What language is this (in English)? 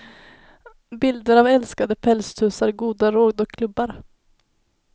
Swedish